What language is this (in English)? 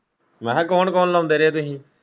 Punjabi